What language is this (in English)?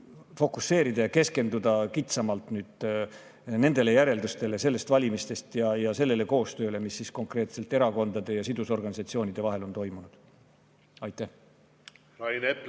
Estonian